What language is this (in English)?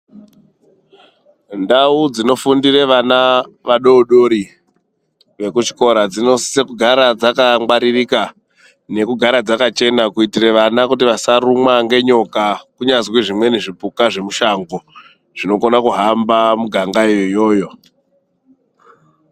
Ndau